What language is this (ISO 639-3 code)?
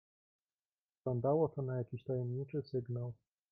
pol